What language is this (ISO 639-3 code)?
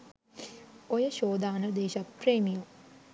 sin